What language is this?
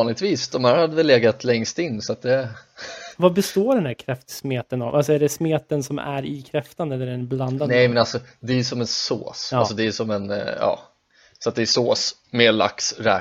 Swedish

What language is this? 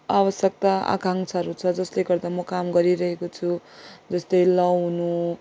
Nepali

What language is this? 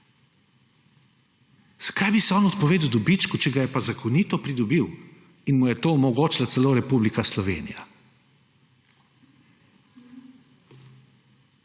Slovenian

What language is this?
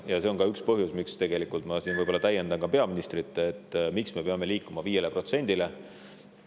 Estonian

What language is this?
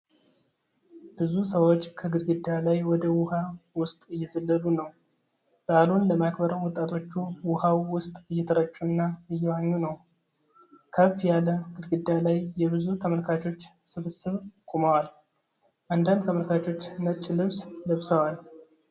Amharic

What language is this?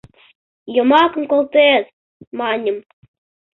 Mari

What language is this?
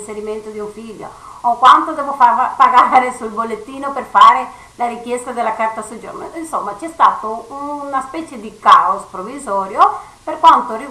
Italian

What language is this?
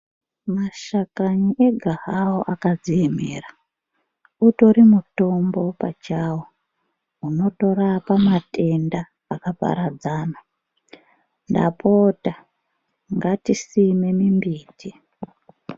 Ndau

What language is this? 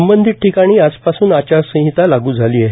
Marathi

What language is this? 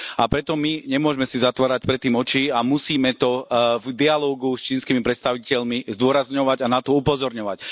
Slovak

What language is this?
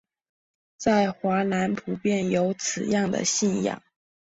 Chinese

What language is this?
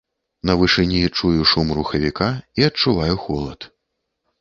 Belarusian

